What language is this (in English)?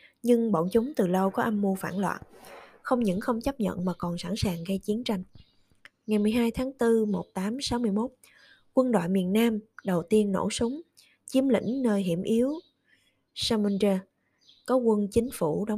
Vietnamese